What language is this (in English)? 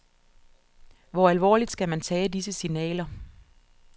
Danish